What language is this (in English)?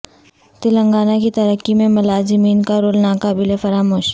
Urdu